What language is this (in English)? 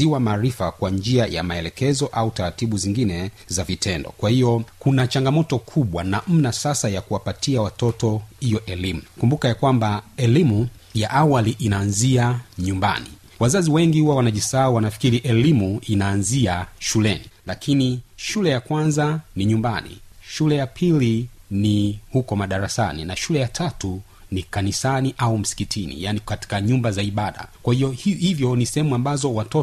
Swahili